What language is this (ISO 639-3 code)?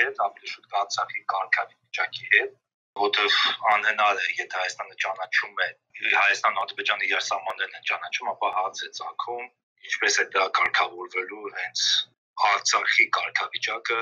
tur